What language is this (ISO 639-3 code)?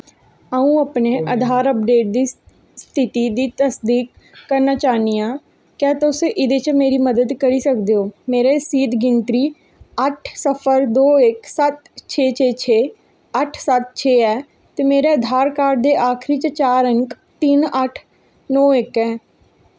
doi